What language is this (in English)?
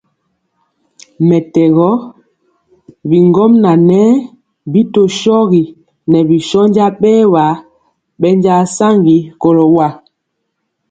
Mpiemo